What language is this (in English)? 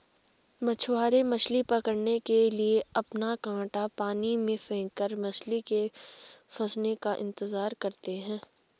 Hindi